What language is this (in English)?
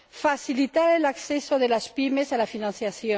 Spanish